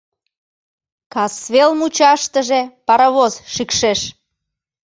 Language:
Mari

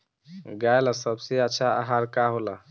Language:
Bhojpuri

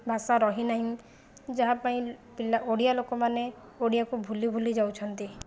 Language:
Odia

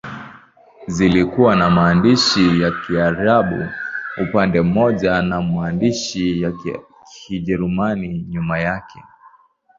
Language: Swahili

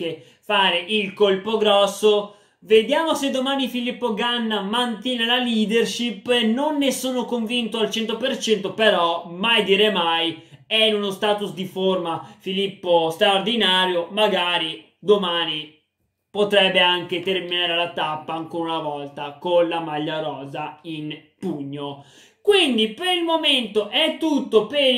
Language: Italian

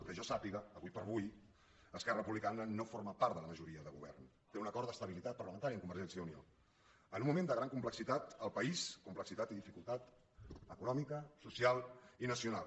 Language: Catalan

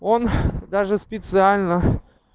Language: Russian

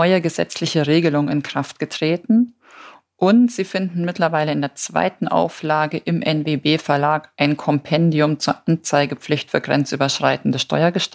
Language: German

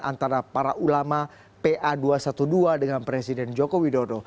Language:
Indonesian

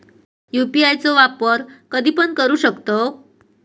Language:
Marathi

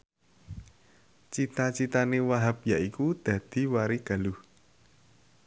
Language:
Javanese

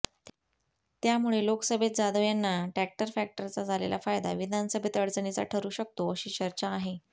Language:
Marathi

